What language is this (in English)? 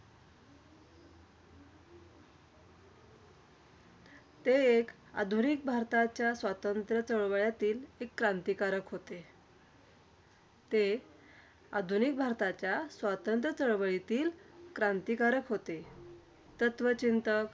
Marathi